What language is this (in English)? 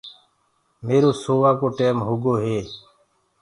Gurgula